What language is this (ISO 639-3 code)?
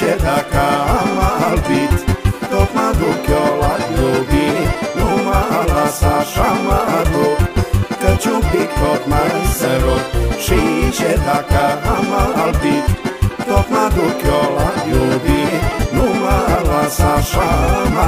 ron